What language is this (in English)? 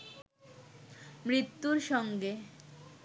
Bangla